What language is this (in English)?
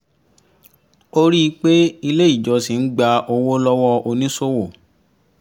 Yoruba